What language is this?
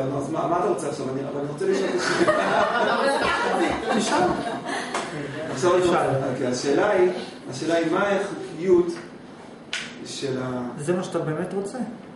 Hebrew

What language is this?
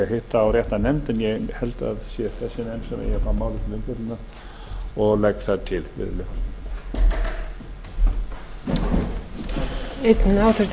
Icelandic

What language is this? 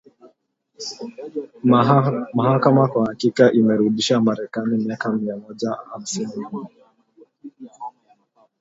Swahili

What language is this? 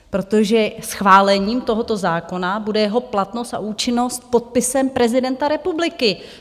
Czech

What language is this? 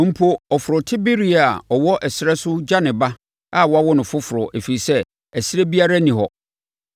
Akan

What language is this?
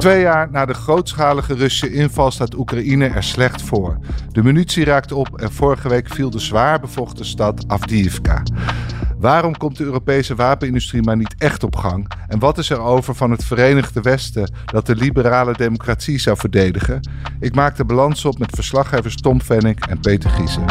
Dutch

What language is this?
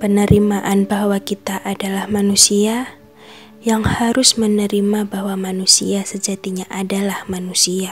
Indonesian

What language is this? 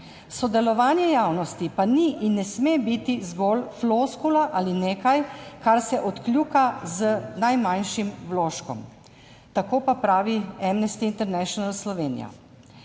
Slovenian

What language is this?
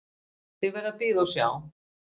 Icelandic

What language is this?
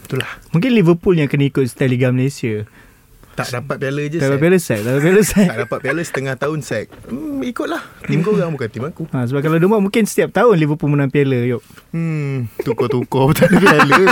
Malay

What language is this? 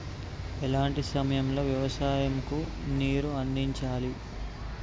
Telugu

